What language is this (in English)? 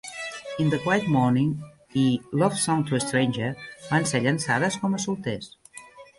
Catalan